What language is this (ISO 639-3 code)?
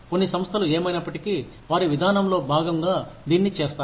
tel